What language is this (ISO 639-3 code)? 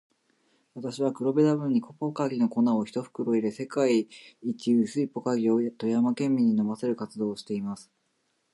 jpn